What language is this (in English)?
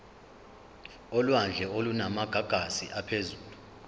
Zulu